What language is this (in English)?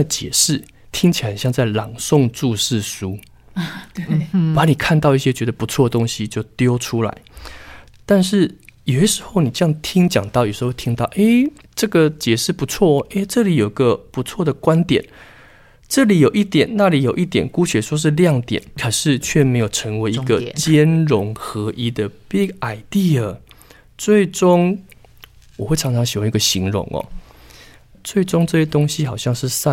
Chinese